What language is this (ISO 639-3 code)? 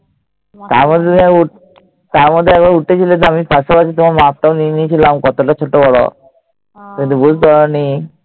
ben